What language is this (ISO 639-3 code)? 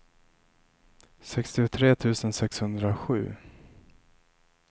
swe